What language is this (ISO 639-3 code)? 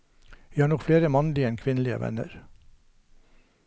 nor